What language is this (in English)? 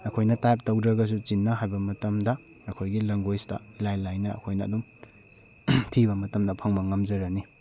Manipuri